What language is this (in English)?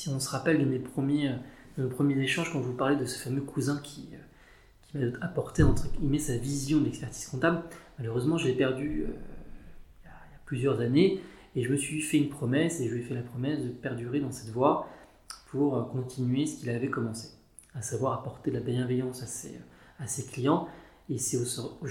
French